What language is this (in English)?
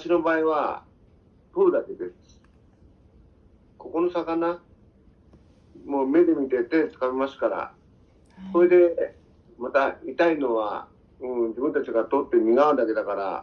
Japanese